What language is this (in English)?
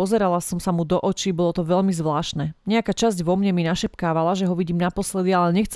Slovak